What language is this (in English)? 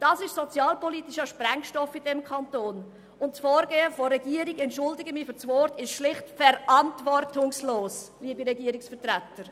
Swiss German